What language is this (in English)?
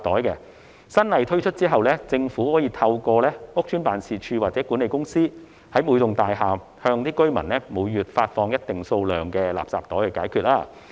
Cantonese